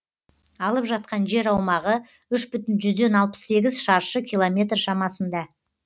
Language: Kazakh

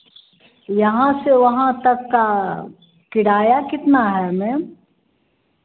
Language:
Hindi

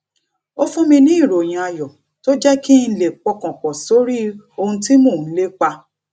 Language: Yoruba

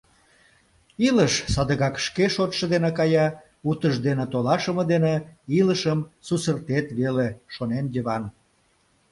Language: Mari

